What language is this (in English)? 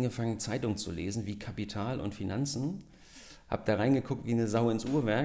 German